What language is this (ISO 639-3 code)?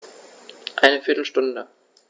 deu